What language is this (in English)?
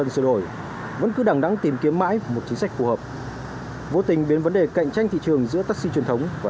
Vietnamese